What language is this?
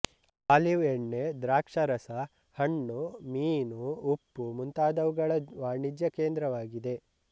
Kannada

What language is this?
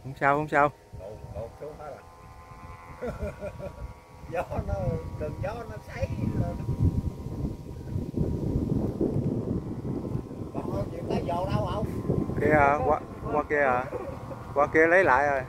Vietnamese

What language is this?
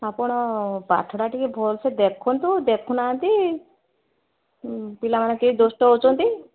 Odia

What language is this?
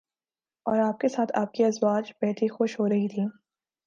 Urdu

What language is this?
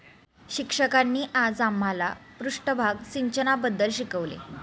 Marathi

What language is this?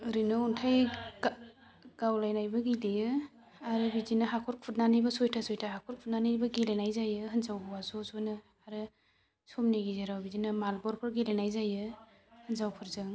Bodo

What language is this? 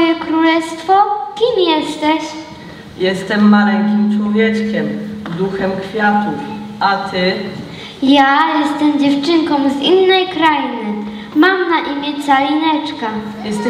Polish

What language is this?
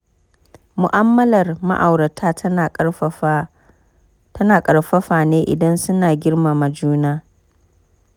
Hausa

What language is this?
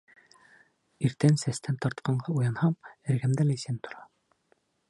Bashkir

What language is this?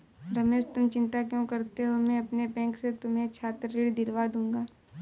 Hindi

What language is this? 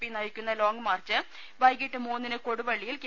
Malayalam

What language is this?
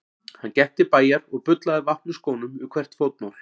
Icelandic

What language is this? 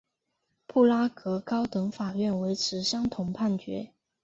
Chinese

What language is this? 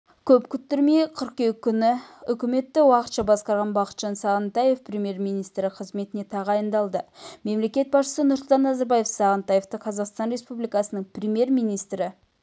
Kazakh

